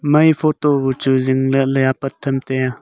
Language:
Wancho Naga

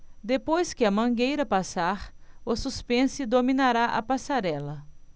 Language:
Portuguese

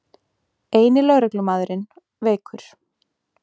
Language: Icelandic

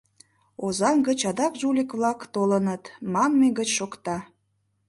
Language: Mari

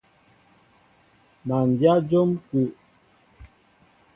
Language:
Mbo (Cameroon)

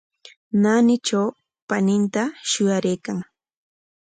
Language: Corongo Ancash Quechua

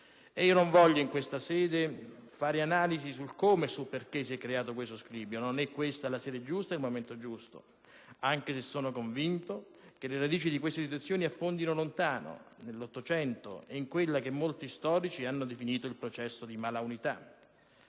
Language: Italian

